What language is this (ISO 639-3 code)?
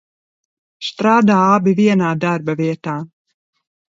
lav